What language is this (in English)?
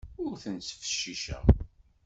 Kabyle